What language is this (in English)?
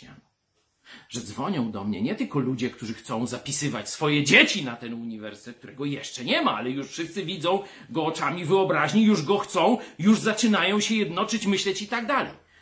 Polish